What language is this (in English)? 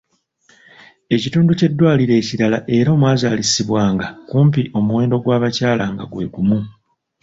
Ganda